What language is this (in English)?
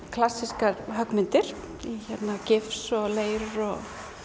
Icelandic